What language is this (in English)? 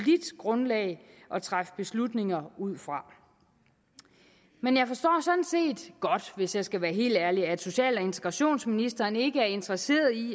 Danish